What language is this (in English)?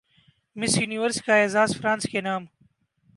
Urdu